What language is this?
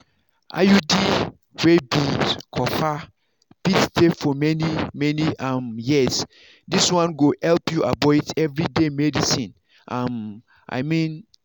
Nigerian Pidgin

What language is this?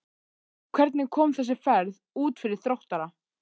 Icelandic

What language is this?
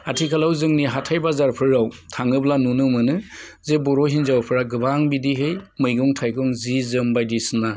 Bodo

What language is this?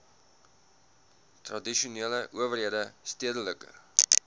Afrikaans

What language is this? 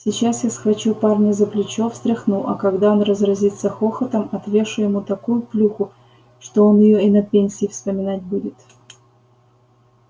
Russian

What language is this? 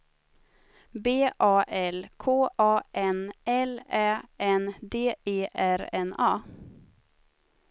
Swedish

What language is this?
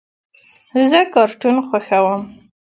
Pashto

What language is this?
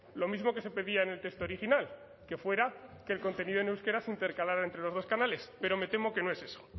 Spanish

